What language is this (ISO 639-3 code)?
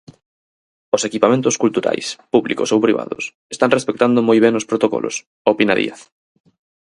glg